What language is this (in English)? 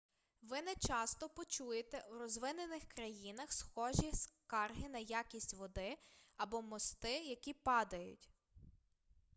Ukrainian